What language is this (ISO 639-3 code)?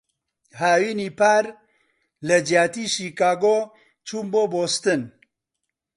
ckb